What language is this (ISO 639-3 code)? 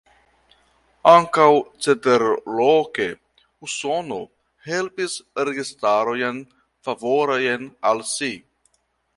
epo